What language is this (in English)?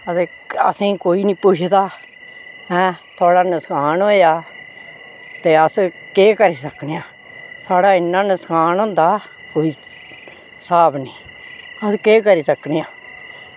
Dogri